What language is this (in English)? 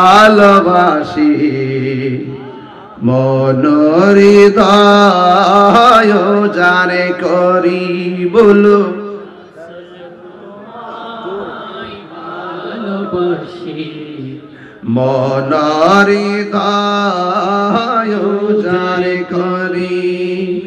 Arabic